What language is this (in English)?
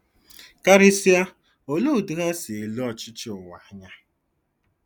Igbo